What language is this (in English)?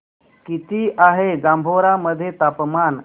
Marathi